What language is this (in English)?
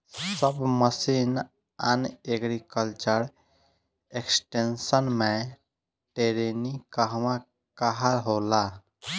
Bhojpuri